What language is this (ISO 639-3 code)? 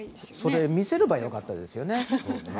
jpn